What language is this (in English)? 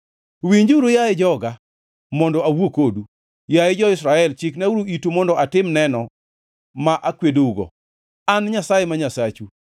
Luo (Kenya and Tanzania)